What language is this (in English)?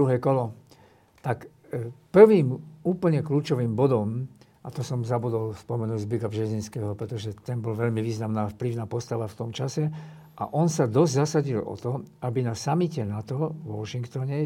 Slovak